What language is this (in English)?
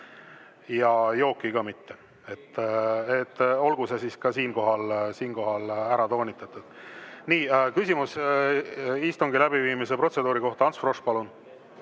Estonian